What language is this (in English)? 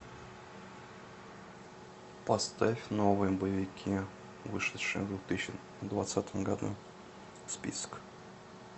Russian